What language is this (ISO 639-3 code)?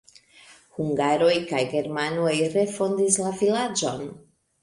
epo